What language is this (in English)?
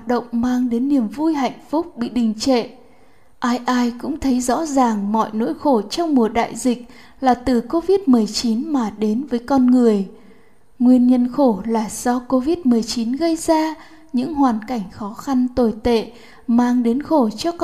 Vietnamese